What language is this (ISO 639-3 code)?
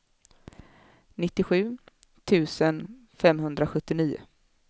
swe